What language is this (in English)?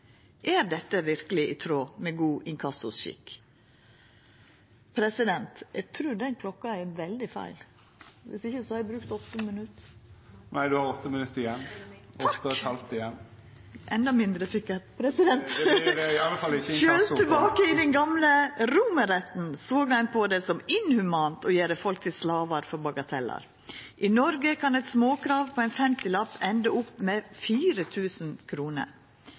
Norwegian Nynorsk